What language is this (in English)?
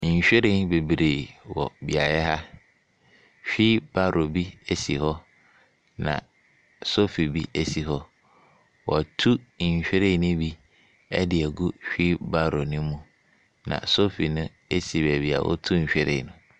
Akan